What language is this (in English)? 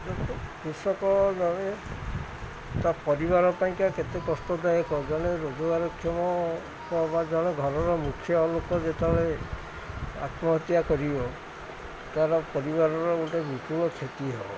Odia